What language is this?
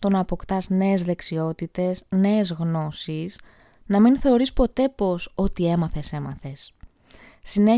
Greek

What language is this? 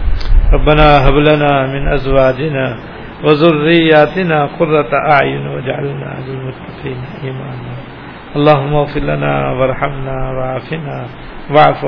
Urdu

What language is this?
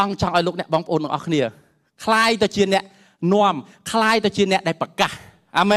Thai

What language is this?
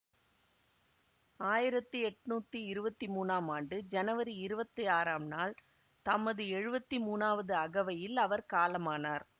Tamil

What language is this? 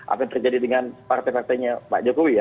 Indonesian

